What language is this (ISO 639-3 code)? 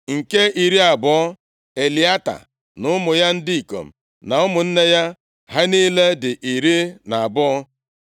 ibo